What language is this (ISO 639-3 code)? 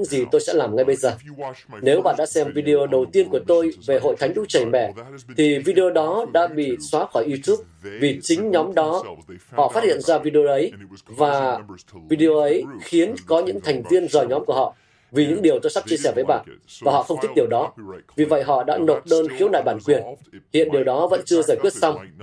vie